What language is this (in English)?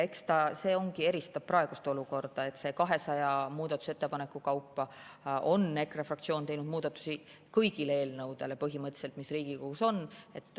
Estonian